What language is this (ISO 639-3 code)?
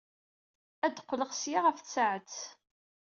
kab